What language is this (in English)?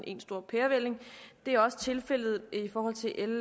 Danish